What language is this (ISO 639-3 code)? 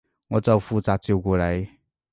yue